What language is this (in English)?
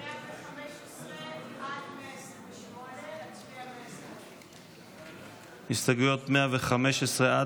Hebrew